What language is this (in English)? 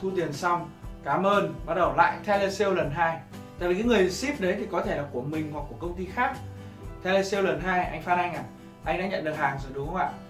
Vietnamese